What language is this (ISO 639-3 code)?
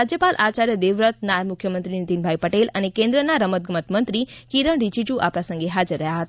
guj